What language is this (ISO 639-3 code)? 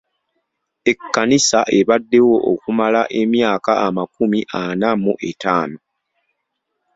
lug